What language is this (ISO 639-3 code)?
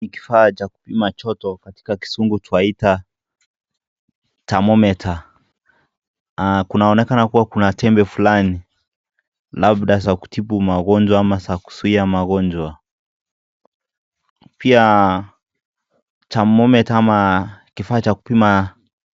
swa